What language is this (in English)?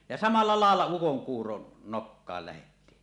Finnish